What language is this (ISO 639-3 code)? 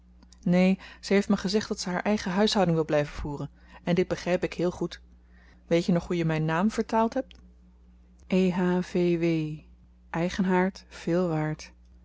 nld